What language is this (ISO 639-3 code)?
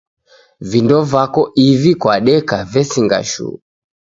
dav